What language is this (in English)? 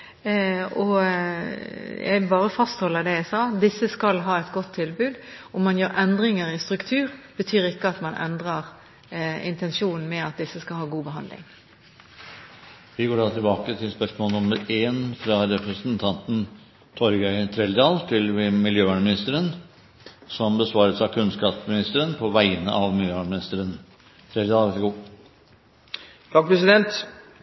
Norwegian